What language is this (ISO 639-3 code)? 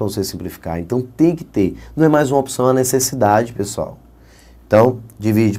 por